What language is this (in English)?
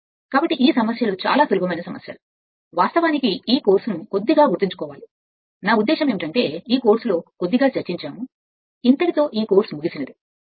Telugu